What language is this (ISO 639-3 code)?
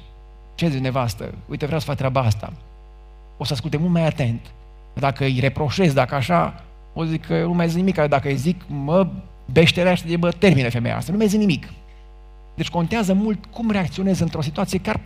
ron